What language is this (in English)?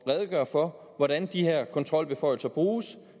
Danish